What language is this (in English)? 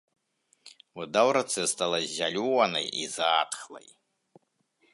Belarusian